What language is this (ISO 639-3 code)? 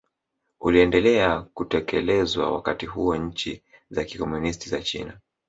swa